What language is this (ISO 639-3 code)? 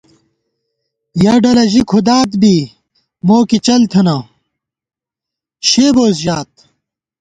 gwt